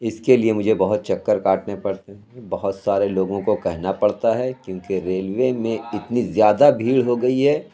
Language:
Urdu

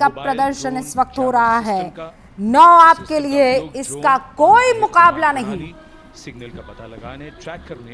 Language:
Hindi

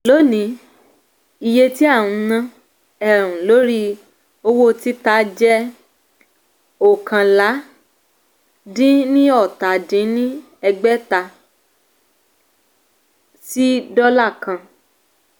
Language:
Yoruba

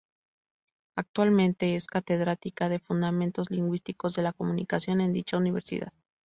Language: Spanish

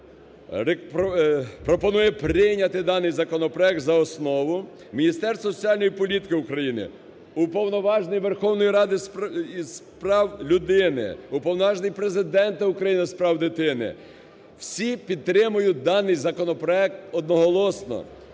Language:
Ukrainian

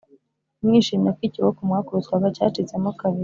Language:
Kinyarwanda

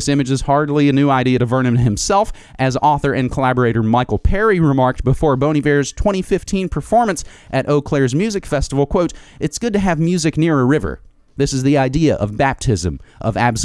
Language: English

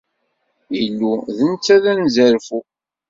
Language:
Kabyle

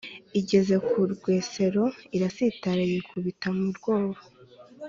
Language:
Kinyarwanda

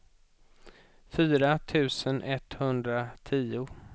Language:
Swedish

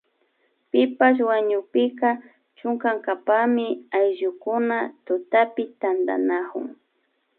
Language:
Imbabura Highland Quichua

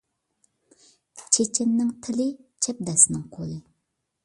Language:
Uyghur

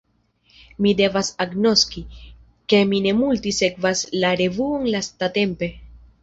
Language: Esperanto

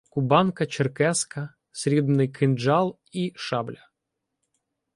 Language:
Ukrainian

